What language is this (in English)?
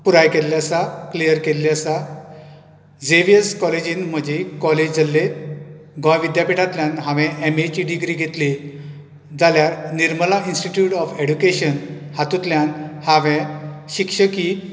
Konkani